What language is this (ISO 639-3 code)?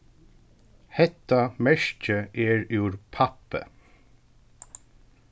fao